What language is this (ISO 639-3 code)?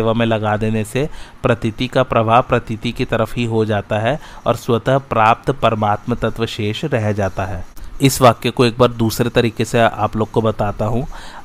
hin